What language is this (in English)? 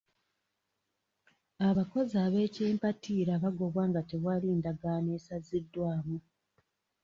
Ganda